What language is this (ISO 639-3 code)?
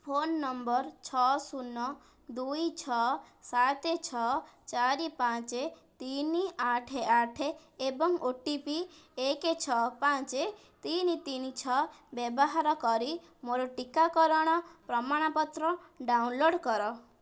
ori